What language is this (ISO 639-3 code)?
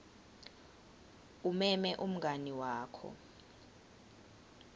ssw